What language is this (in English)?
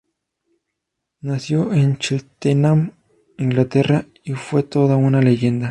Spanish